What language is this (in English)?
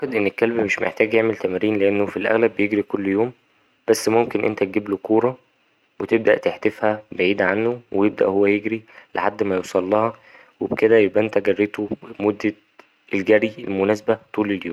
Egyptian Arabic